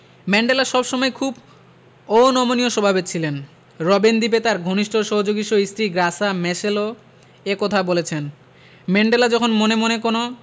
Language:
Bangla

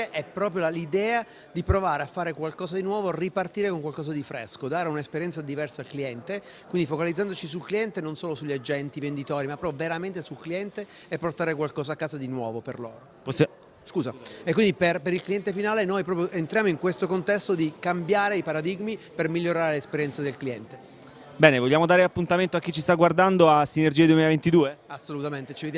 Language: Italian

